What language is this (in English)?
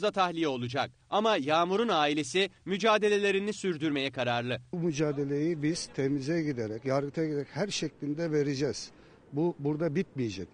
Turkish